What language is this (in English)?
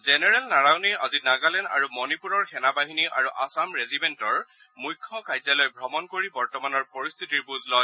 Assamese